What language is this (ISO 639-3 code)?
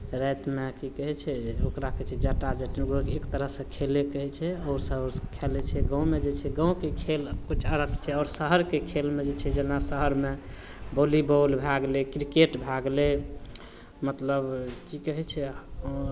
mai